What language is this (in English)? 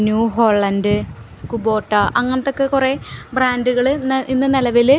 Malayalam